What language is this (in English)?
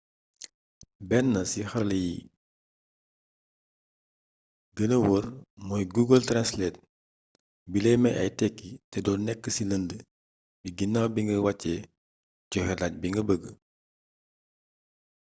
Wolof